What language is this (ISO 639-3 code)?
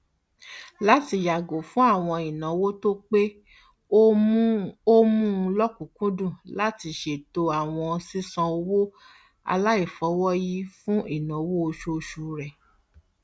yor